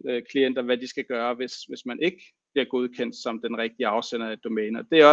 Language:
Danish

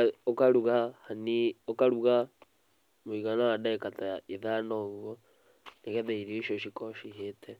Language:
Kikuyu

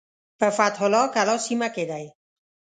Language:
Pashto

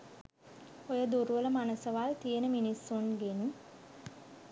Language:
Sinhala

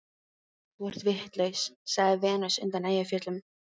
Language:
Icelandic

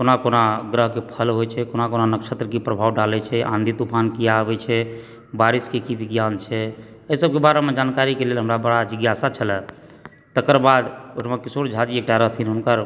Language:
Maithili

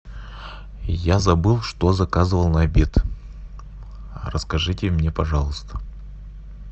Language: Russian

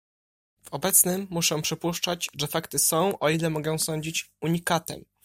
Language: Polish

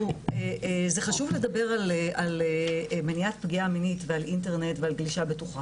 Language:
Hebrew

